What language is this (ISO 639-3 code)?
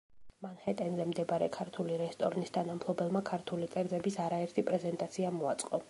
kat